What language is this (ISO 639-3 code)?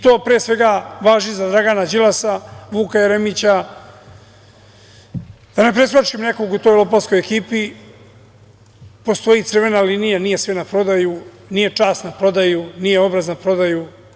srp